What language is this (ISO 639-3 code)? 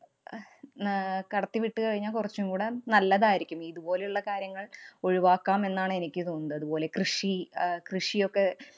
mal